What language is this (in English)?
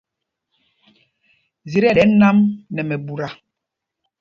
Mpumpong